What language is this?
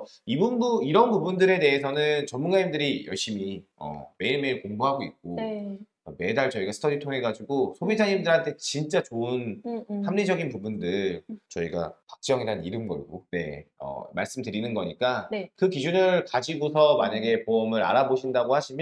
Korean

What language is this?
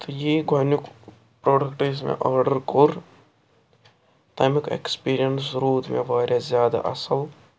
Kashmiri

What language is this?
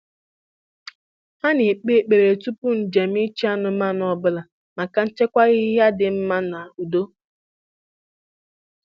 Igbo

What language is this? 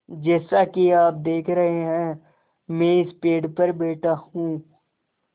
Hindi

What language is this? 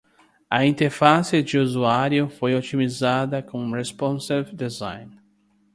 Portuguese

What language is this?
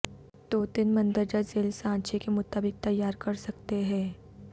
Urdu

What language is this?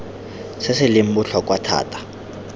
Tswana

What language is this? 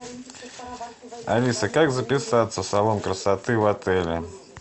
Russian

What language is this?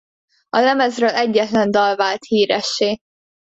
Hungarian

